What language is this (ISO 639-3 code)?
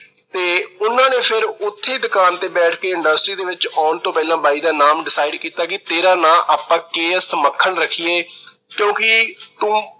pan